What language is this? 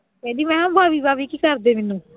Punjabi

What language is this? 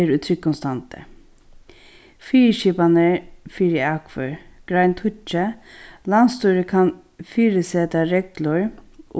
Faroese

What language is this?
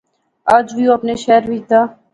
Pahari-Potwari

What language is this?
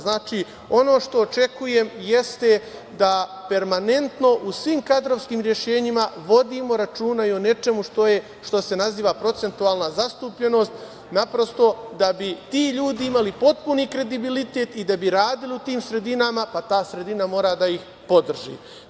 Serbian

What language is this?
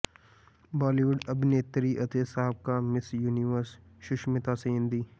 Punjabi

